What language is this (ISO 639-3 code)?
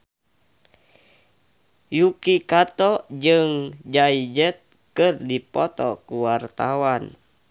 sun